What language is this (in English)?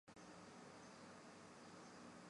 Chinese